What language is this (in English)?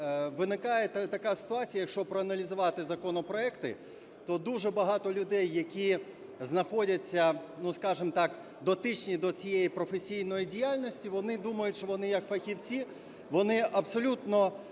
Ukrainian